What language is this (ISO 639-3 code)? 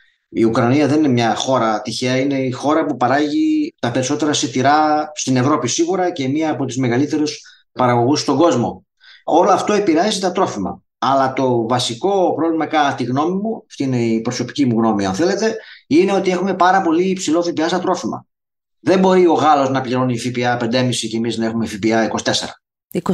ell